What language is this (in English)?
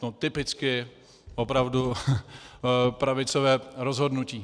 Czech